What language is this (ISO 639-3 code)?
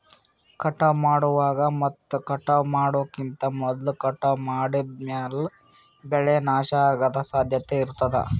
kan